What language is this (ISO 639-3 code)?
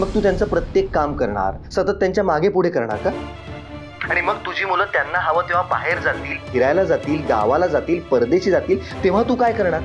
mar